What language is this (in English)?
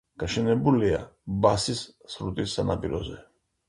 Georgian